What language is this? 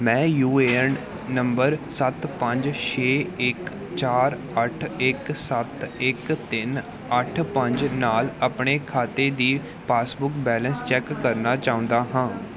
Punjabi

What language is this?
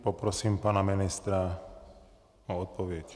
Czech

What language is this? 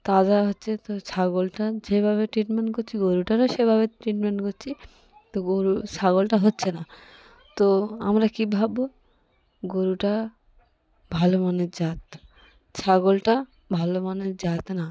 Bangla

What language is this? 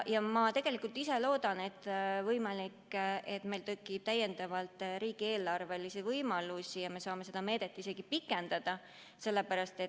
Estonian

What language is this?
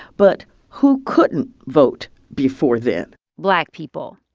English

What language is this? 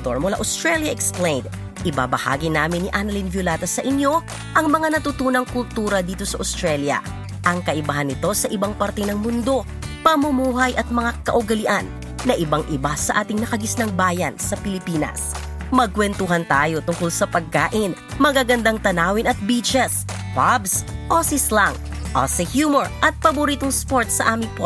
Filipino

